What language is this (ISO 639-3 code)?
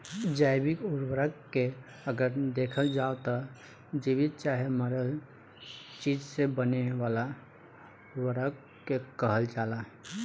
bho